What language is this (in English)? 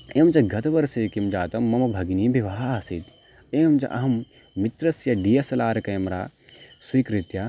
Sanskrit